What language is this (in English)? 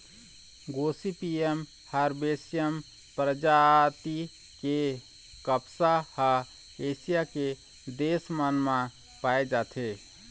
Chhattisgarhi